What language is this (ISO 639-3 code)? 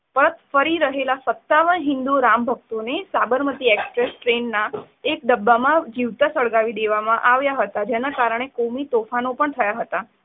guj